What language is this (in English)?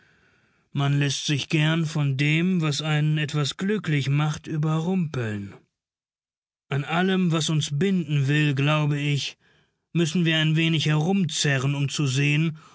German